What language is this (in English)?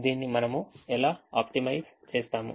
Telugu